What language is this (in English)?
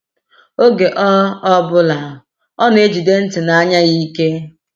Igbo